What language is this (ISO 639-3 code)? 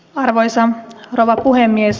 fin